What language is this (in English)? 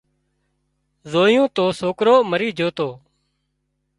Wadiyara Koli